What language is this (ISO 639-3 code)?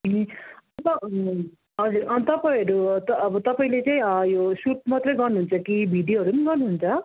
nep